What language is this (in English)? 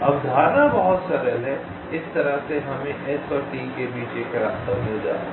Hindi